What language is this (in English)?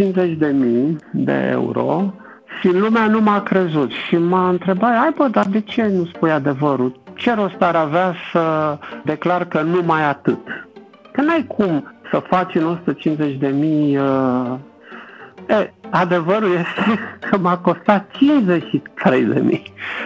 Romanian